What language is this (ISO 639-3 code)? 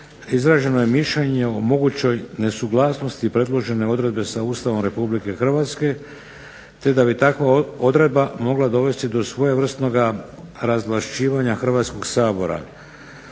hrv